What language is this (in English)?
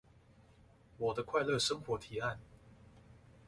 Chinese